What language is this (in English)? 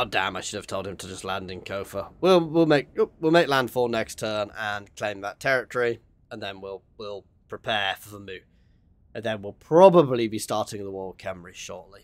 English